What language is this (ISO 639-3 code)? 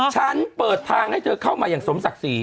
tha